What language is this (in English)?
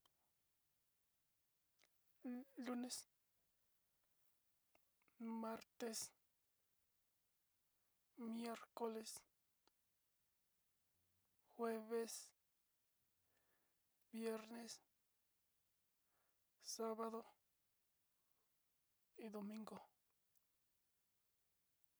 Sinicahua Mixtec